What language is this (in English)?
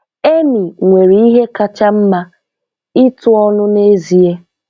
Igbo